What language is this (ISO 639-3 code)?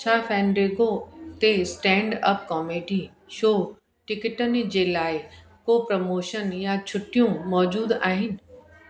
snd